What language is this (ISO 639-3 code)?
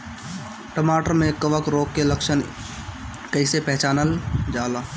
bho